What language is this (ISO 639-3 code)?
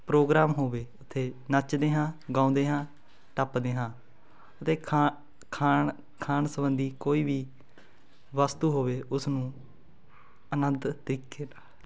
pan